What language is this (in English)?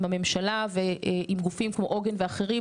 Hebrew